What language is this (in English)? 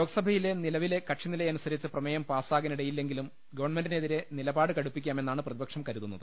Malayalam